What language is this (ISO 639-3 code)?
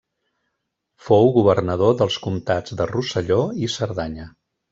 cat